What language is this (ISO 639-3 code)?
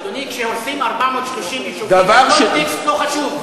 heb